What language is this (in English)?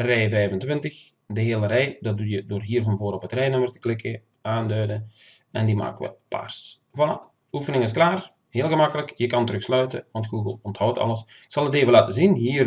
Dutch